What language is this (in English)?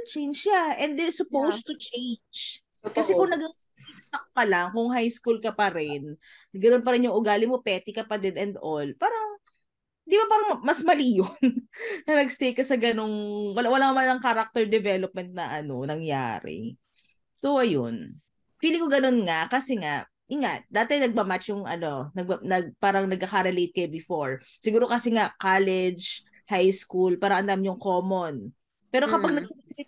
Filipino